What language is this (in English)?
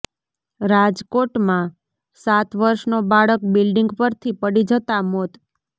Gujarati